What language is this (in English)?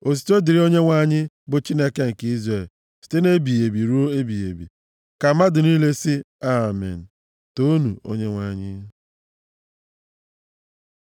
Igbo